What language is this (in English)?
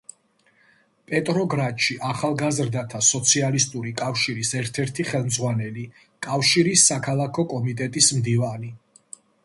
Georgian